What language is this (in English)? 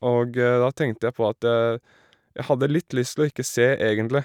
Norwegian